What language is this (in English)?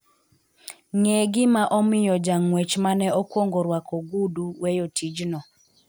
Luo (Kenya and Tanzania)